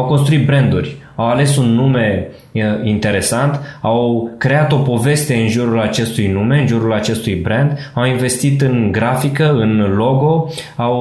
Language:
Romanian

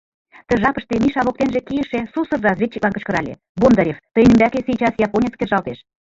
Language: Mari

